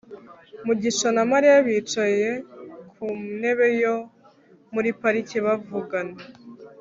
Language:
Kinyarwanda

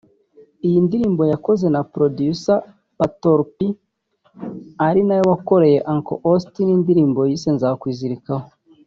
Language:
Kinyarwanda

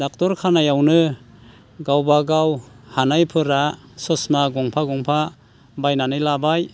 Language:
Bodo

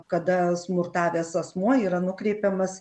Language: Lithuanian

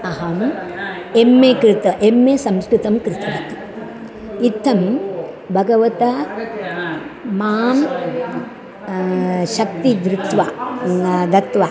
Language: Sanskrit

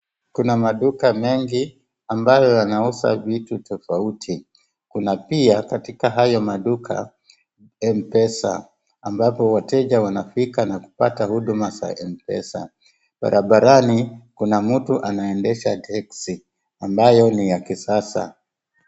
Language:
Swahili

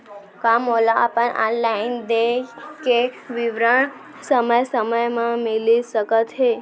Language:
Chhattisgarhi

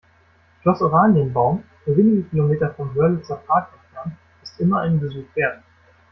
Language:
German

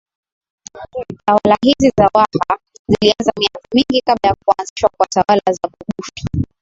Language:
Swahili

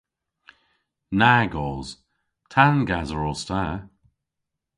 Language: Cornish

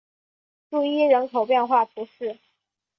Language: Chinese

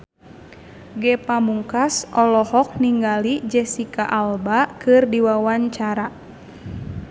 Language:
Sundanese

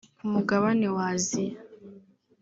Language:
Kinyarwanda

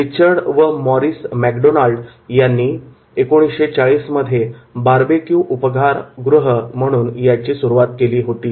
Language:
Marathi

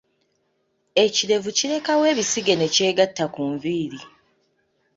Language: Ganda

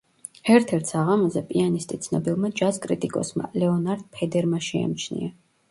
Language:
Georgian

